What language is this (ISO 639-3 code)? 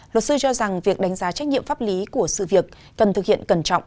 vie